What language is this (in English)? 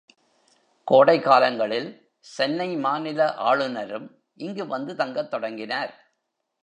Tamil